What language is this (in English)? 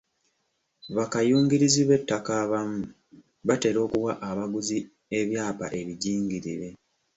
Ganda